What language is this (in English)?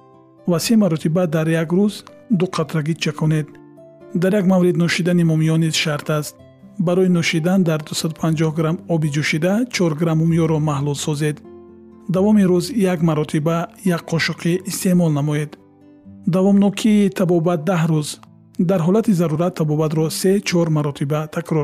Persian